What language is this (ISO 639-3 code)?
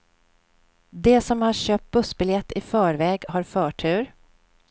swe